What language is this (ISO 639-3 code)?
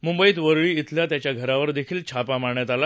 mar